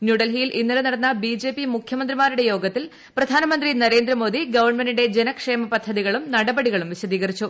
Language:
Malayalam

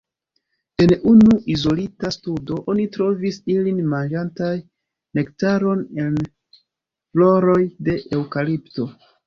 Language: Esperanto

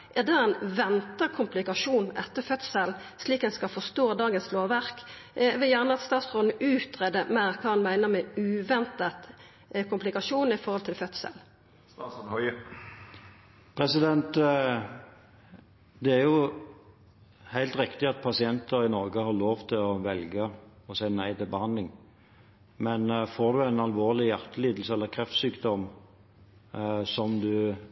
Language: Norwegian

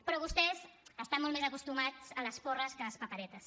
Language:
Catalan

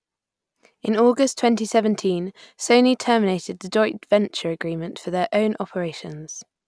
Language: English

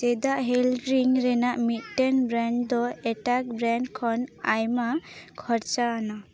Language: Santali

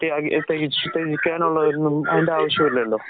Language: Malayalam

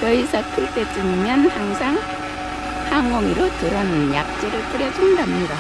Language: Korean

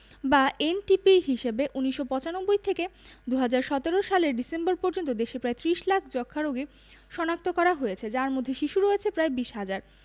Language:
Bangla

